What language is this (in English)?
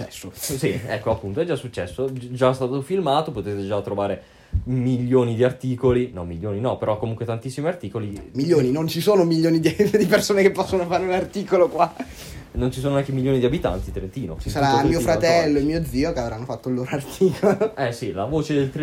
Italian